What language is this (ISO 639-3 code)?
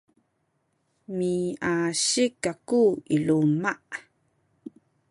szy